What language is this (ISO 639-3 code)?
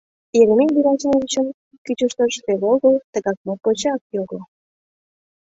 chm